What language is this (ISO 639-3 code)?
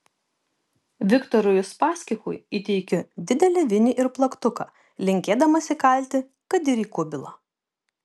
lit